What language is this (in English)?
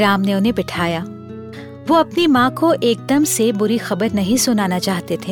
Hindi